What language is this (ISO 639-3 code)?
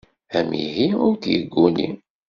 kab